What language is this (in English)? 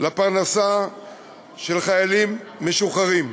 Hebrew